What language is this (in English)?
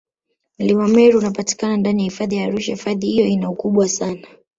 Swahili